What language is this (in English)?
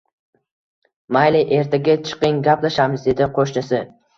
Uzbek